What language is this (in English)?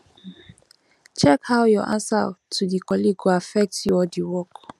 Nigerian Pidgin